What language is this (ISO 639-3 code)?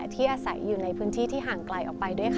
tha